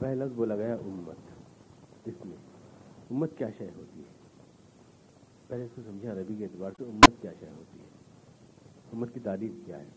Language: Urdu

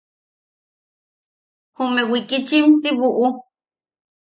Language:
Yaqui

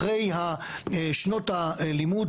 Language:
Hebrew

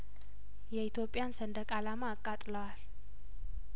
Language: Amharic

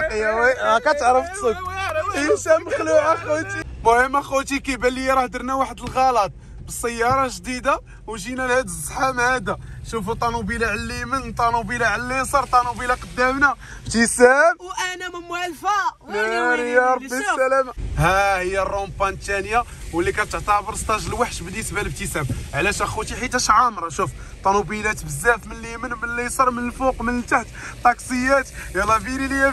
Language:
Arabic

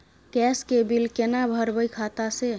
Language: Maithili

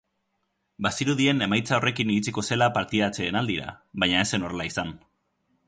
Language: Basque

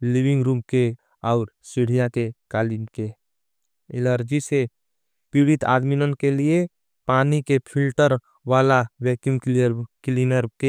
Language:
Angika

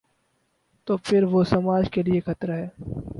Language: Urdu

